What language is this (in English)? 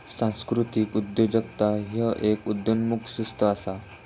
Marathi